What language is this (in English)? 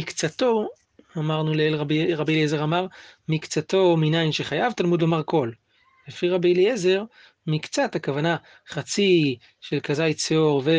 Hebrew